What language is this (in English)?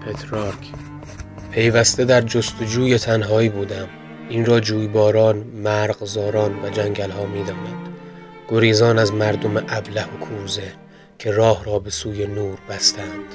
Persian